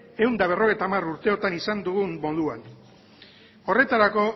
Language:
Basque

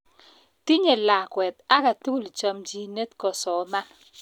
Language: Kalenjin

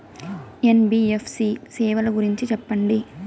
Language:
Telugu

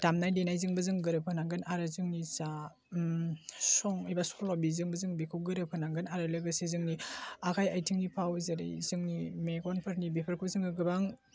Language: Bodo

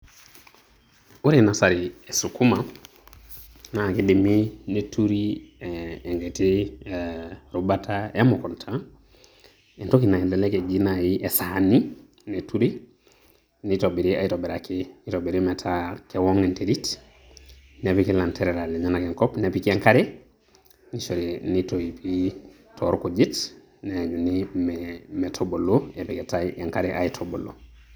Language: Masai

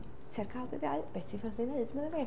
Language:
Welsh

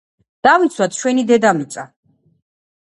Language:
Georgian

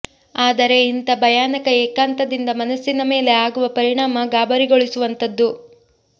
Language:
Kannada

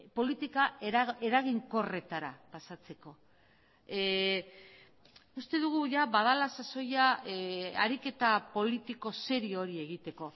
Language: Basque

